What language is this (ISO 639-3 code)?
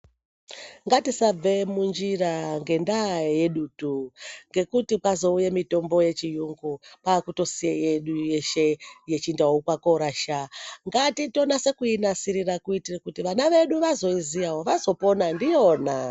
ndc